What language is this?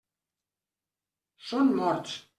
Catalan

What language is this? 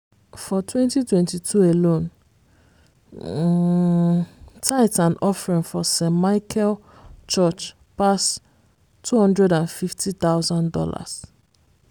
Nigerian Pidgin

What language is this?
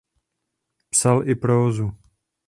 Czech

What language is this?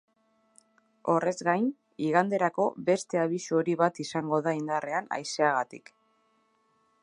Basque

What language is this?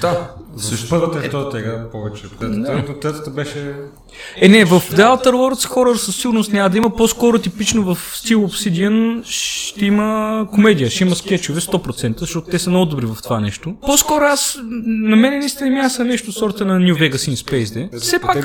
Bulgarian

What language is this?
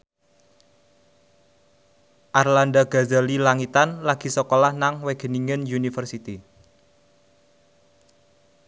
Javanese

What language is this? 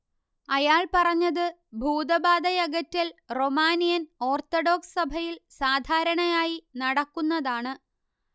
Malayalam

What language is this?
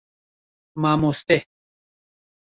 Kurdish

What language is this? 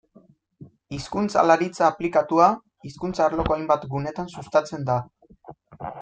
Basque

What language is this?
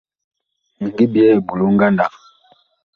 Bakoko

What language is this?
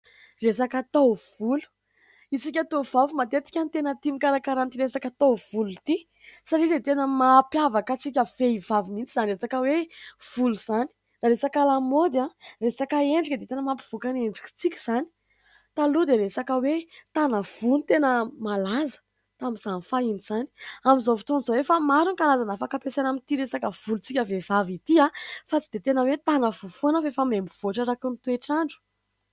Malagasy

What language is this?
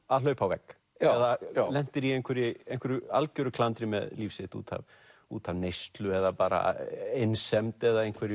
Icelandic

